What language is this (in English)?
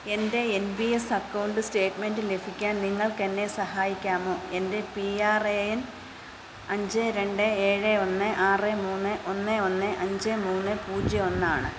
Malayalam